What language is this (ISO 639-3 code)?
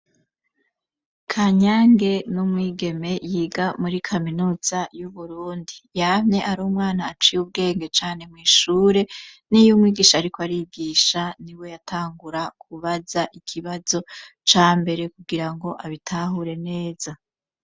run